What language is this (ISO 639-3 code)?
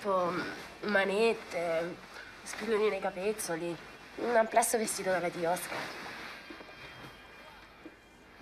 ita